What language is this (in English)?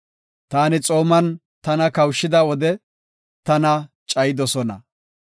Gofa